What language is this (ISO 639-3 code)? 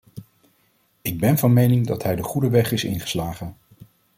nld